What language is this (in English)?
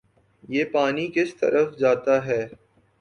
Urdu